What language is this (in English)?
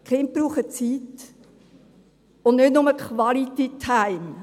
Swiss German